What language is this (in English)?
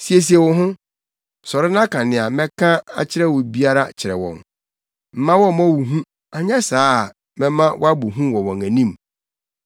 Akan